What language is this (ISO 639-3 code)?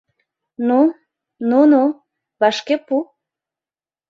chm